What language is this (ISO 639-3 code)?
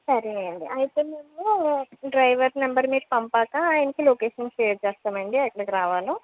tel